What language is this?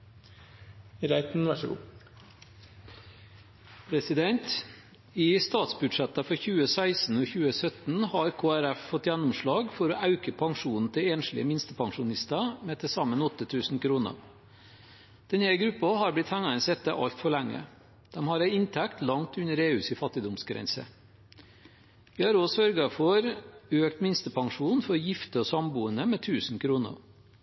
Norwegian Bokmål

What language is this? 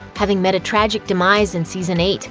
English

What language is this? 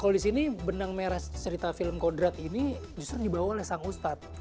Indonesian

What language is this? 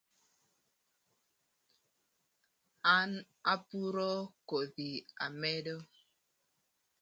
Thur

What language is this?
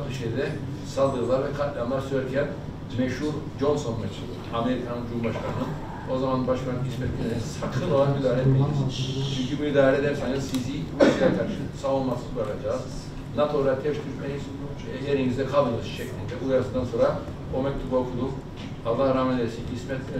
Turkish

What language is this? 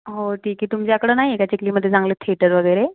Marathi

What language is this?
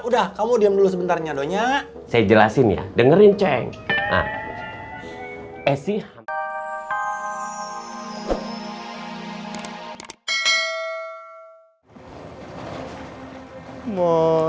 Indonesian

